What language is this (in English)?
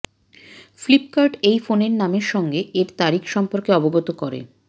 Bangla